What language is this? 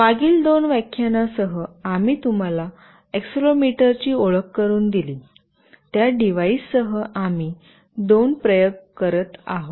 Marathi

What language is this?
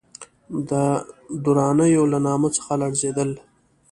Pashto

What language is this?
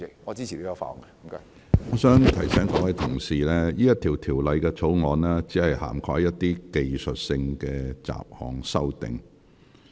Cantonese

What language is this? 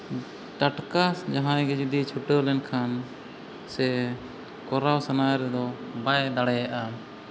Santali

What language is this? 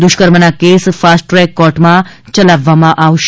Gujarati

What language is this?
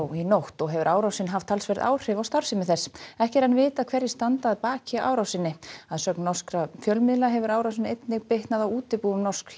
Icelandic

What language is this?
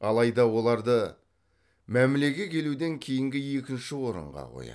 Kazakh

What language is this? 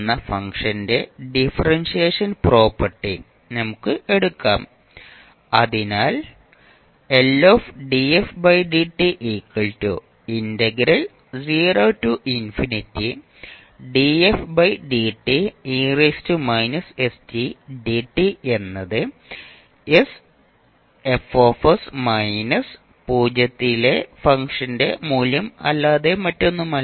Malayalam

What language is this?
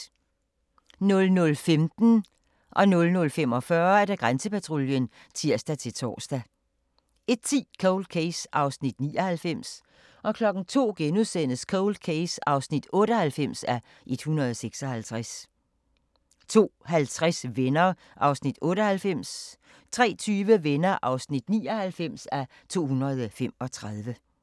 Danish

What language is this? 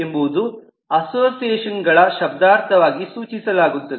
Kannada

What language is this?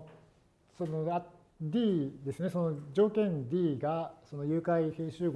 Japanese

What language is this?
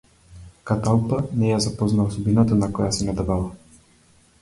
Macedonian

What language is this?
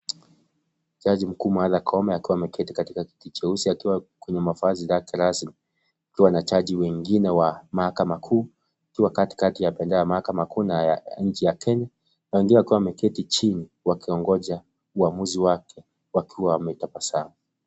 Swahili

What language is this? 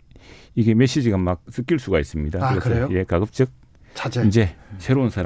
Korean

